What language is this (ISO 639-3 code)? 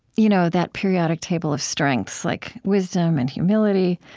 eng